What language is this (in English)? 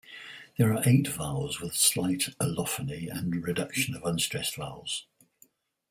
English